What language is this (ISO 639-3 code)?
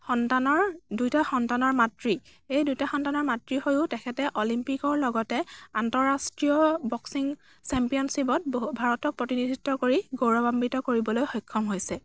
asm